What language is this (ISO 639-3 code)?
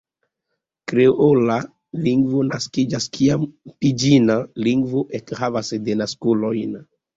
epo